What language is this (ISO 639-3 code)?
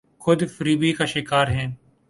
urd